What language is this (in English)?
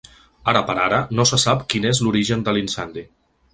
Catalan